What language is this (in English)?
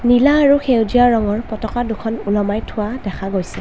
Assamese